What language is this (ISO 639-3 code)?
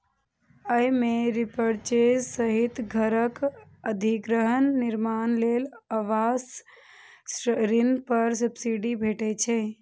mai